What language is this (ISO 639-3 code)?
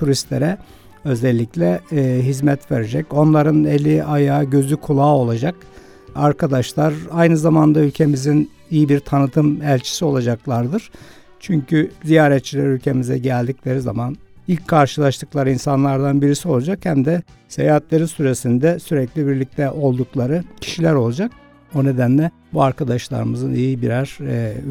tur